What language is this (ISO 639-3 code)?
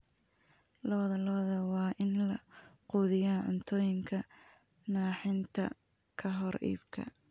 som